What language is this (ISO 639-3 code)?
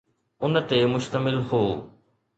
snd